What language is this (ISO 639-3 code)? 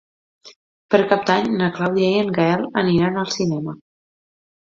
cat